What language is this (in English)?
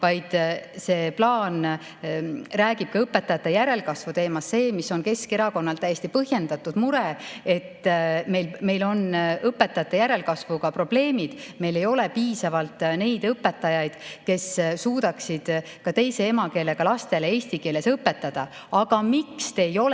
Estonian